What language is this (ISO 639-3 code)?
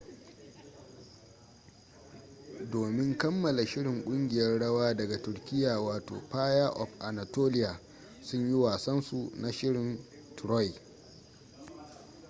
hau